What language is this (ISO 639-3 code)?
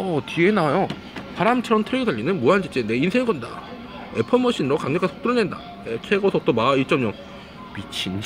kor